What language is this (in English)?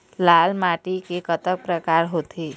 Chhattisgarhi